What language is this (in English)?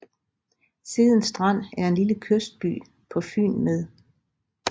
Danish